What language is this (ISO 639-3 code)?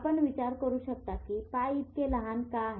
mar